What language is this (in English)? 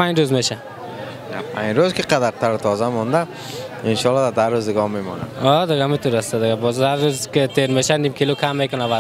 Persian